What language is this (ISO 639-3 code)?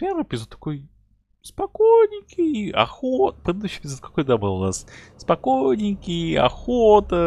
rus